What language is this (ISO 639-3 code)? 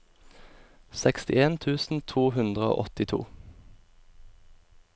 nor